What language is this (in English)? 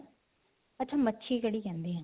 Punjabi